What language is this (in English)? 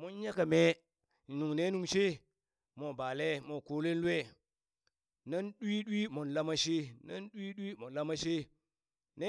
Burak